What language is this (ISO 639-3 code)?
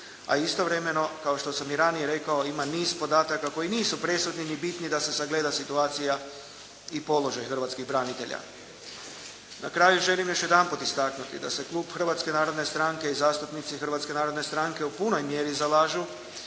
hrv